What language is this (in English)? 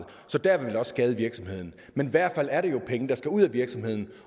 Danish